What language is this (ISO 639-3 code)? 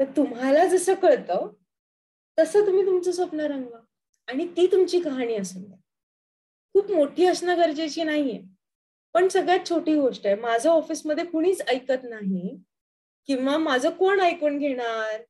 mar